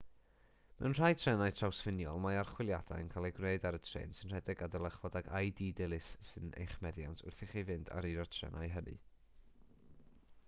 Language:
Welsh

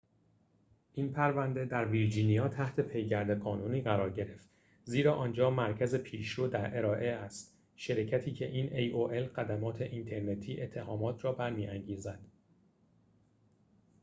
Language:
Persian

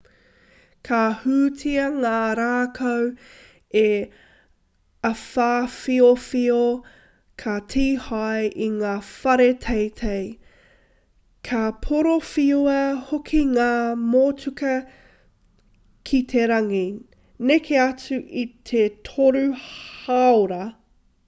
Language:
Māori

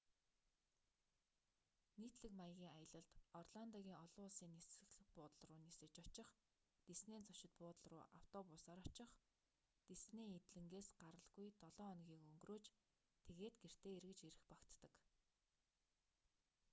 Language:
Mongolian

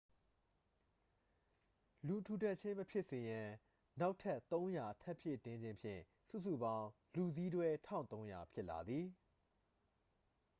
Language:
Burmese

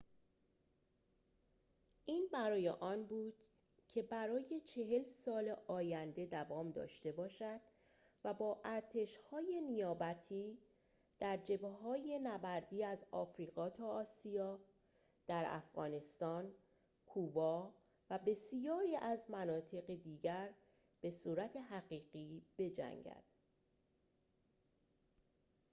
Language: Persian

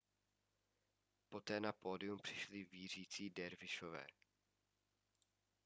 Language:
Czech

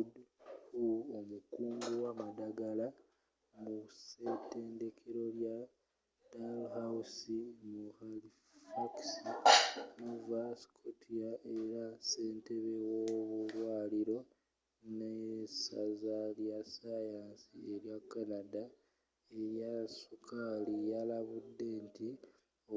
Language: Ganda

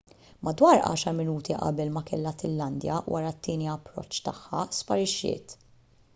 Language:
Maltese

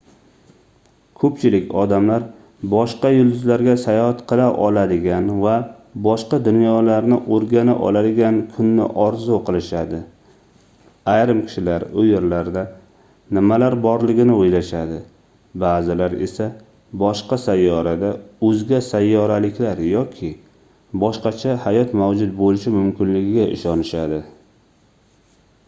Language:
Uzbek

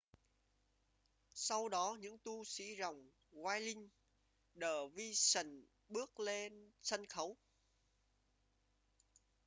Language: Vietnamese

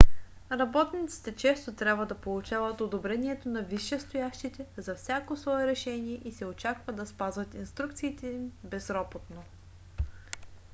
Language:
Bulgarian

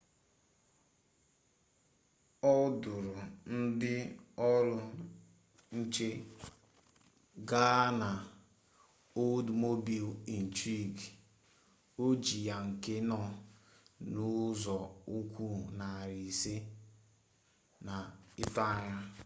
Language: Igbo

